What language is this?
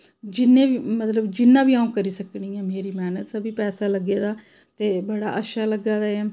Dogri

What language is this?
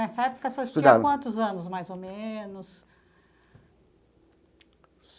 Portuguese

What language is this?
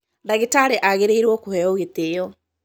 Kikuyu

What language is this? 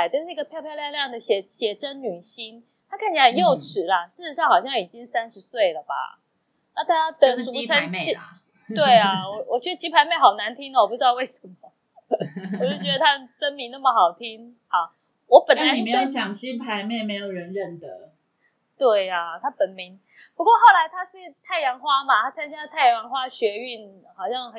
Chinese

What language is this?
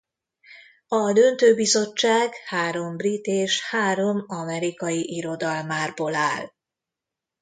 Hungarian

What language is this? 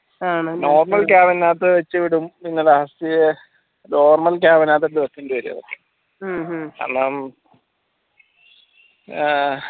Malayalam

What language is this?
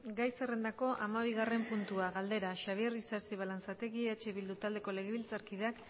Basque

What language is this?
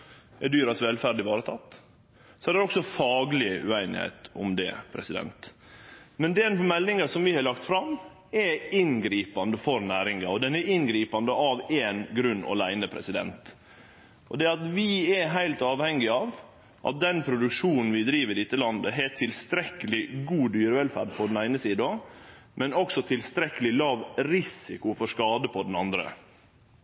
Norwegian Nynorsk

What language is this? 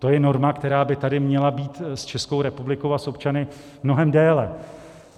Czech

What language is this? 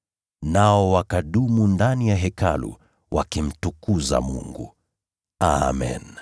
Swahili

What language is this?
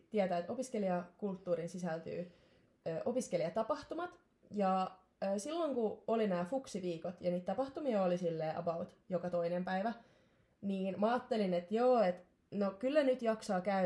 Finnish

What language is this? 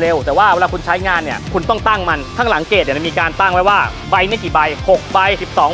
Thai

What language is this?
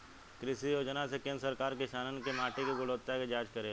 Bhojpuri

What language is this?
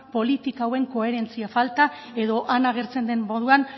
Basque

